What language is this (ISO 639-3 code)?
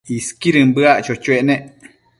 mcf